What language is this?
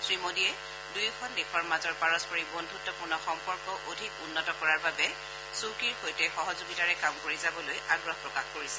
Assamese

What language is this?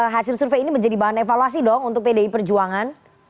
Indonesian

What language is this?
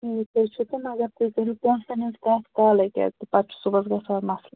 Kashmiri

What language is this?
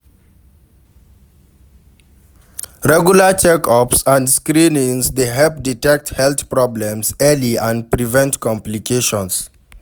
Nigerian Pidgin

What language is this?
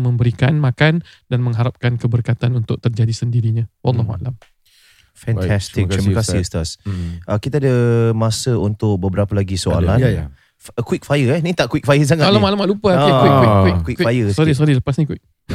Malay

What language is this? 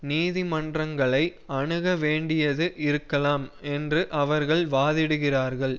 Tamil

